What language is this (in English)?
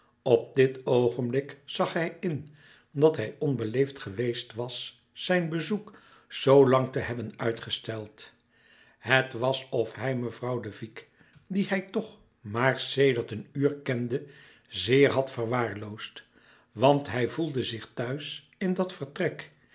Dutch